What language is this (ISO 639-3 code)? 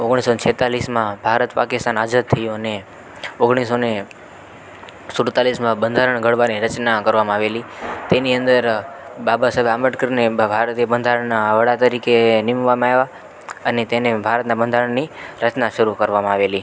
guj